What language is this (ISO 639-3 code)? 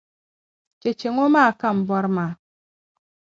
dag